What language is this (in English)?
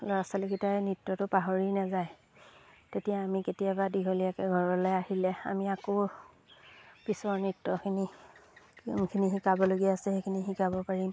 Assamese